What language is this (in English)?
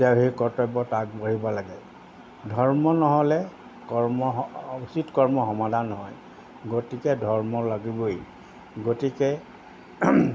Assamese